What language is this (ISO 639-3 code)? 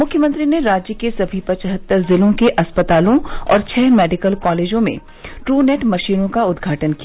hin